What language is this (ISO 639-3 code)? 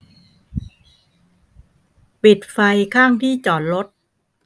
tha